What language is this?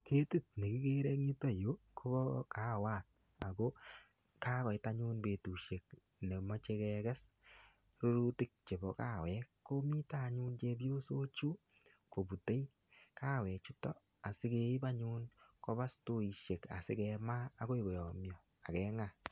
Kalenjin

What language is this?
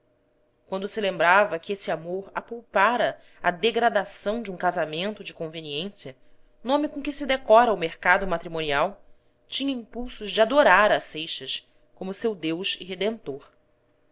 Portuguese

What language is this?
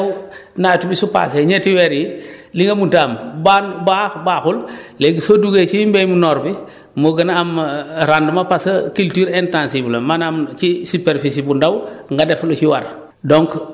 Wolof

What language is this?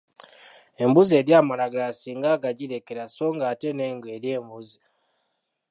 Ganda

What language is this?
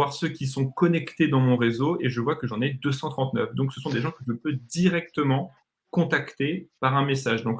French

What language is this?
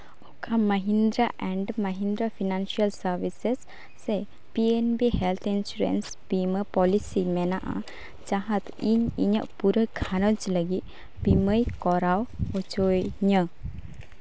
Santali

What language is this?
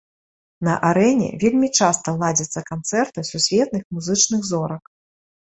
Belarusian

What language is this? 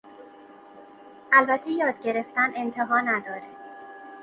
Persian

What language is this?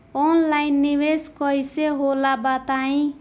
Bhojpuri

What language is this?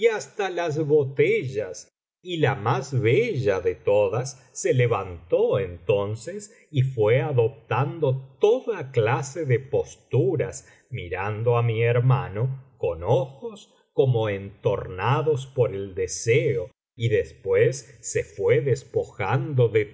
Spanish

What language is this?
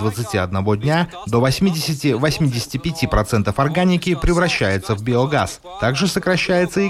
Russian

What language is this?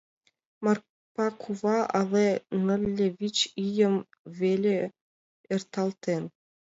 Mari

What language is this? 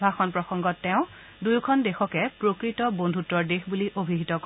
Assamese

